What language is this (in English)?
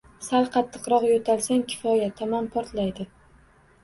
Uzbek